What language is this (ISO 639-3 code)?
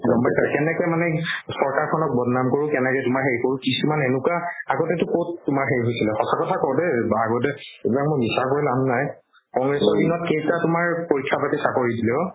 asm